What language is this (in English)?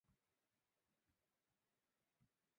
Chinese